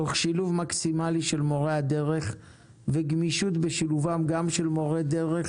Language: Hebrew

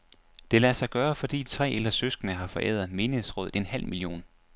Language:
Danish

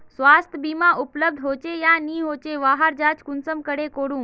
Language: Magahi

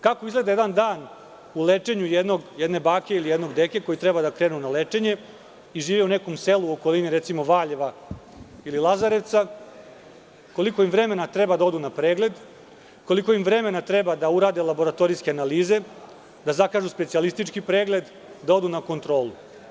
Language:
Serbian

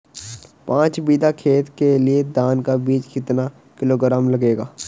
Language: Hindi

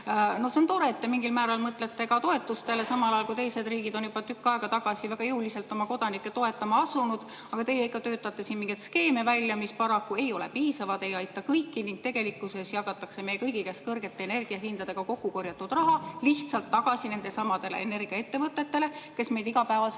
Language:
Estonian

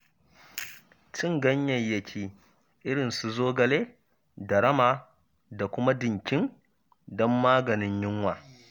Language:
Hausa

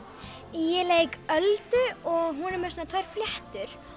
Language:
Icelandic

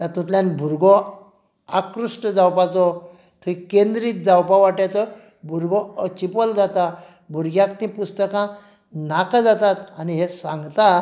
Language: Konkani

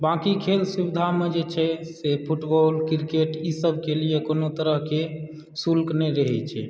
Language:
Maithili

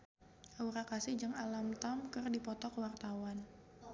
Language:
Sundanese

